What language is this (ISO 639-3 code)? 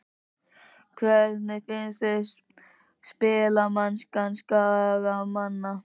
isl